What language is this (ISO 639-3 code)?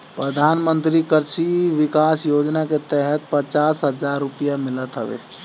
bho